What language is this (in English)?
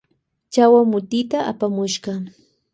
Loja Highland Quichua